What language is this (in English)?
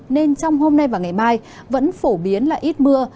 Vietnamese